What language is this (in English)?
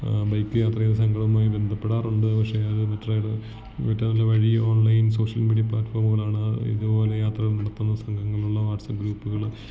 Malayalam